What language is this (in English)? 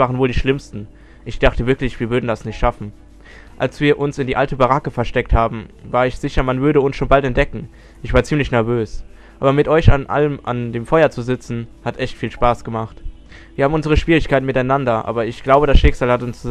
German